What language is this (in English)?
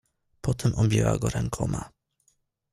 Polish